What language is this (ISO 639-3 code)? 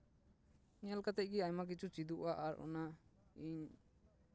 sat